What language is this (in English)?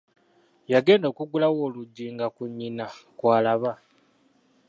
Ganda